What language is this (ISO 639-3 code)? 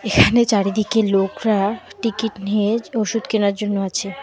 ben